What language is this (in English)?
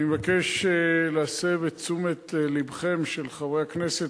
Hebrew